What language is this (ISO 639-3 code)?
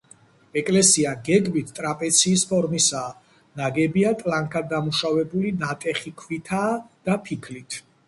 kat